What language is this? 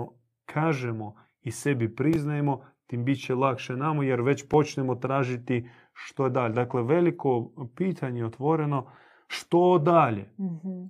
Croatian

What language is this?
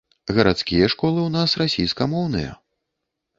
Belarusian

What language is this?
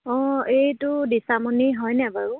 Assamese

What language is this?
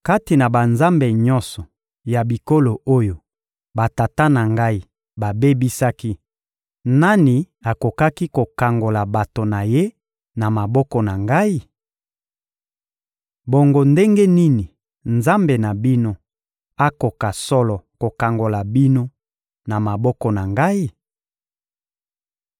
Lingala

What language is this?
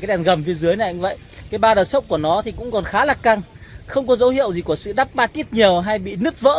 Vietnamese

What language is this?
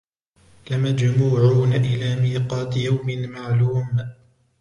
Arabic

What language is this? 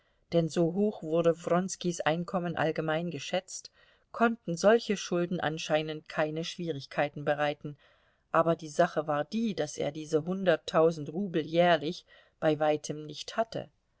German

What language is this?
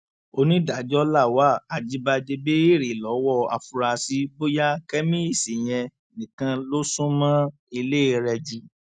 Yoruba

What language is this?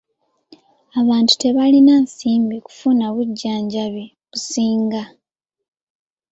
Ganda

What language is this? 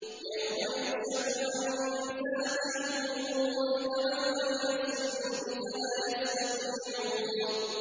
Arabic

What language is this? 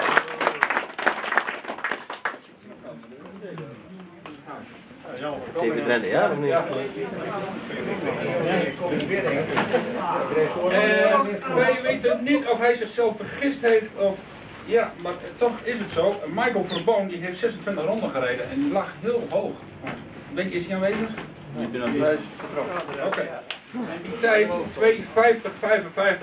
Dutch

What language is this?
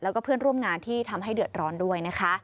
Thai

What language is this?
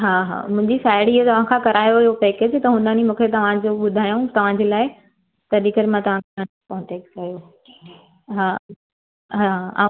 Sindhi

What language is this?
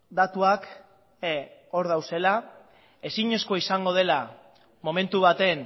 Basque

